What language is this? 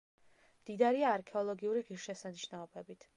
Georgian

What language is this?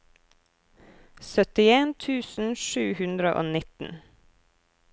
Norwegian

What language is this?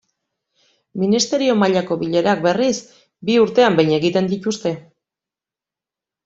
Basque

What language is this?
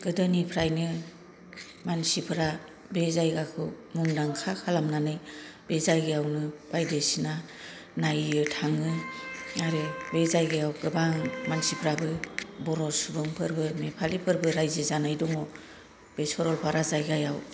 Bodo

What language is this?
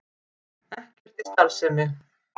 Icelandic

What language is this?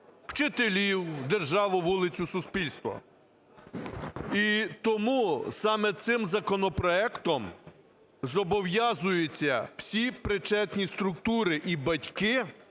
Ukrainian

